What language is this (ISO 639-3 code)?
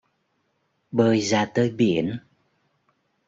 vie